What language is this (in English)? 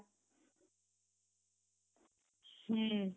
Odia